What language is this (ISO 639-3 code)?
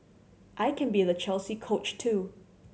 eng